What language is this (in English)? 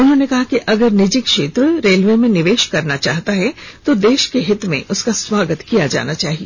Hindi